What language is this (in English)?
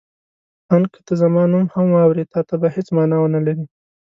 Pashto